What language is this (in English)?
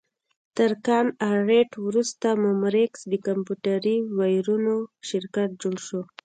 Pashto